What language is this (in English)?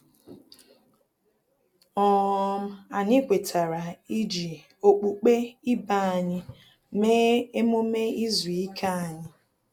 Igbo